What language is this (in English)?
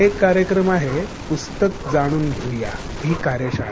Marathi